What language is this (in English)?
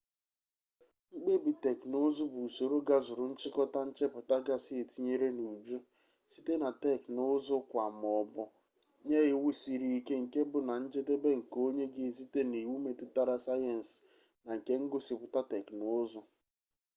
Igbo